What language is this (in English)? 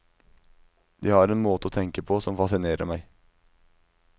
Norwegian